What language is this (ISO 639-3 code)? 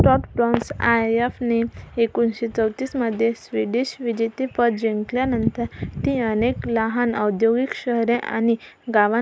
mar